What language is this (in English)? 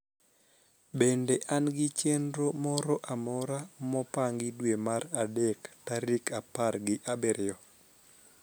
Luo (Kenya and Tanzania)